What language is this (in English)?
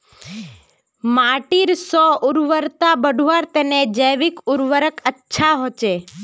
Magahi